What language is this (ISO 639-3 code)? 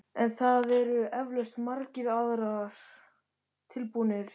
isl